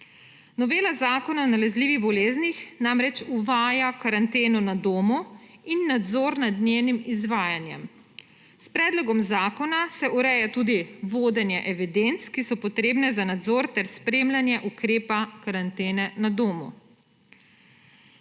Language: Slovenian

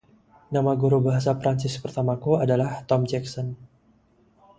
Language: Indonesian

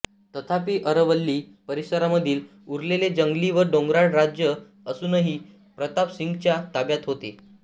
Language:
Marathi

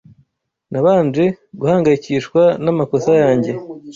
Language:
Kinyarwanda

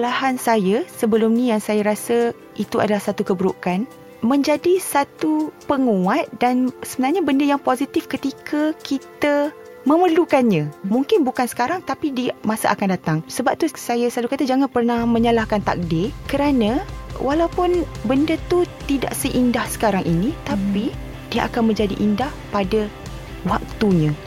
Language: Malay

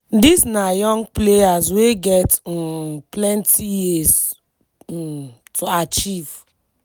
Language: Nigerian Pidgin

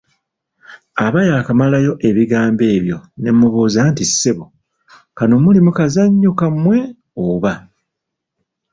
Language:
Ganda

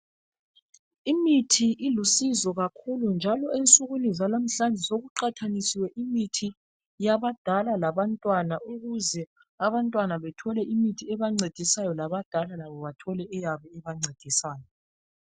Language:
North Ndebele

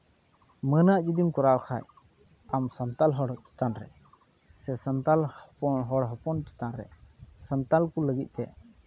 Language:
Santali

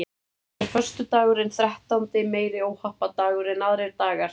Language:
Icelandic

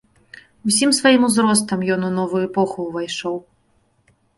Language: Belarusian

